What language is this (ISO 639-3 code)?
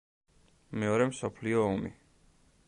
kat